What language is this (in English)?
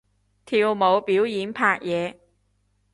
Cantonese